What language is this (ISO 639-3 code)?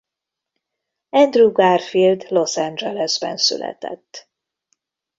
hun